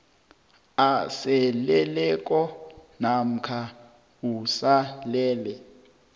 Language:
South Ndebele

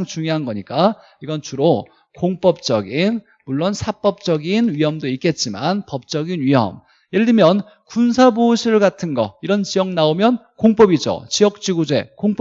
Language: Korean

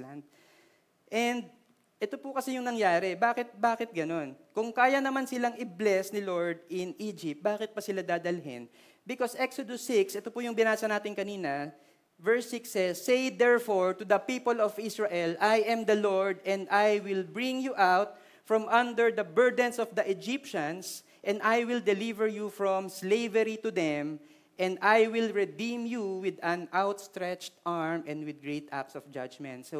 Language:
Filipino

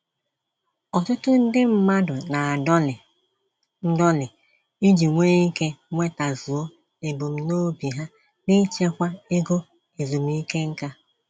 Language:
Igbo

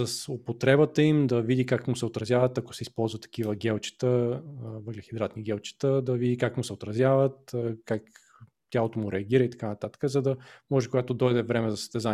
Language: Bulgarian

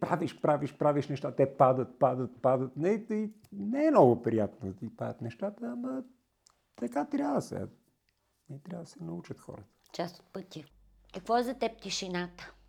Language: Bulgarian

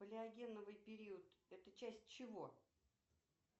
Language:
Russian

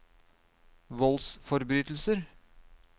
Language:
Norwegian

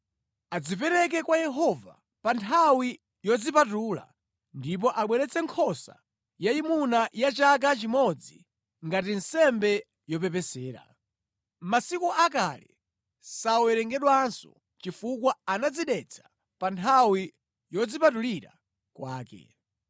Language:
Nyanja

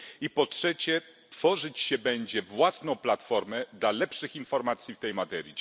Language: Polish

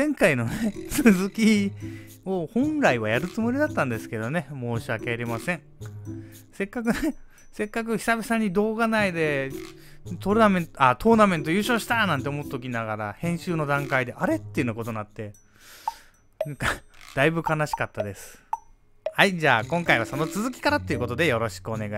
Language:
Japanese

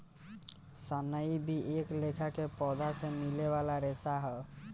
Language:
Bhojpuri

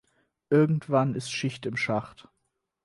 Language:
German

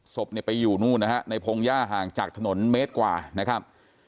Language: Thai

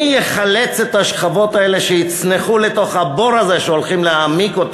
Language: Hebrew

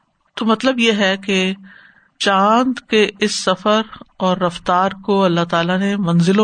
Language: Urdu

